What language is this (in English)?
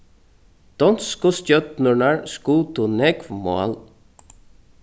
Faroese